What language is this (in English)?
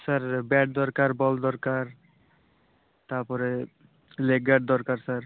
Odia